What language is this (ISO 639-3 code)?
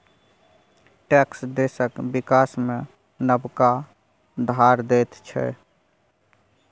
mai